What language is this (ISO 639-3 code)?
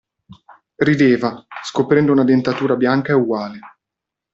ita